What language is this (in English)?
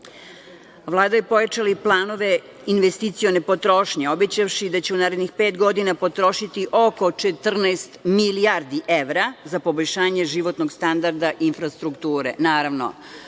Serbian